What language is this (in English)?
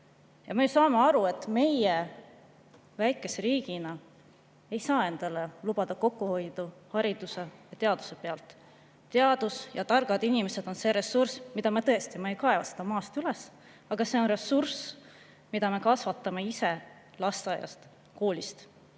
Estonian